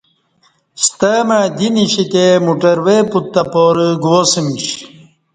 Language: Kati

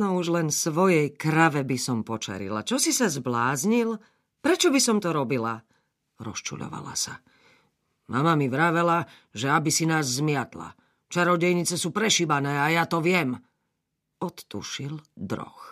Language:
Slovak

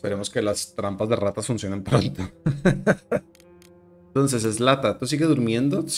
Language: Spanish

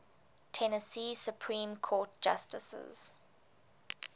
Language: English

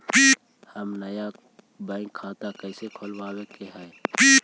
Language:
Magahi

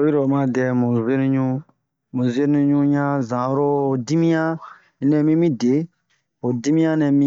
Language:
Bomu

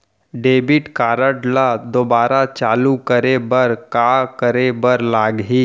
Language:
Chhattisgarhi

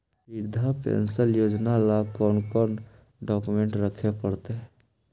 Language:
Magahi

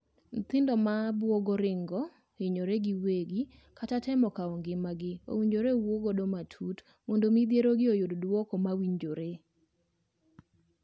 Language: Luo (Kenya and Tanzania)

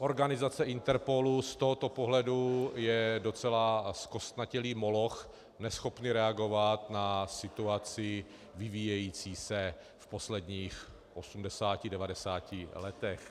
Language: Czech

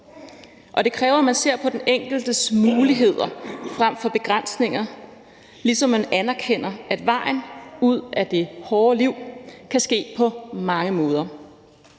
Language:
Danish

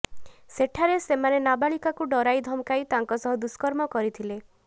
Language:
Odia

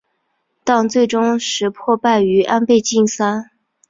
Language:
Chinese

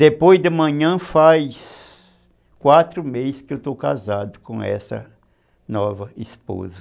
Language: Portuguese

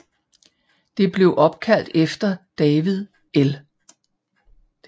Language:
Danish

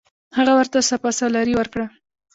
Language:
Pashto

